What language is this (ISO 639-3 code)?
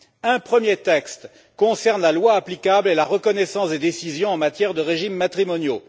fra